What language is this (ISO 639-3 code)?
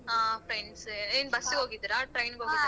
kan